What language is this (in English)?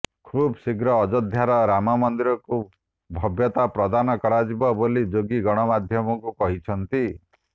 Odia